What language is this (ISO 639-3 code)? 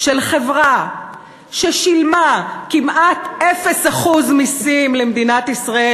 heb